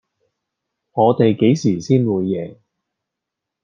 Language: Cantonese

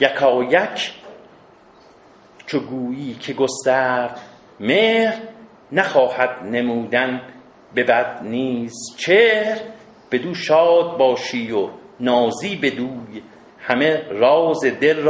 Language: Persian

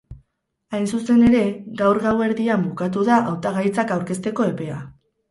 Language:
Basque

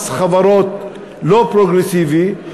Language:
Hebrew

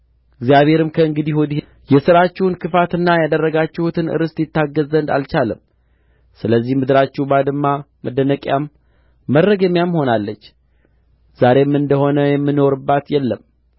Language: Amharic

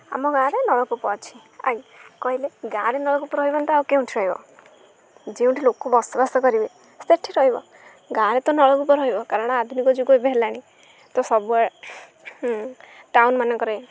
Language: Odia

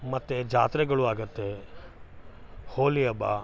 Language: Kannada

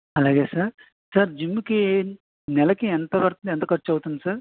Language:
Telugu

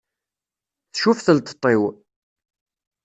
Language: Kabyle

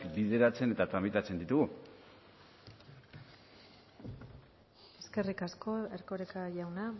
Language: Basque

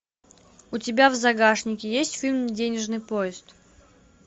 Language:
Russian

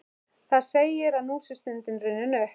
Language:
Icelandic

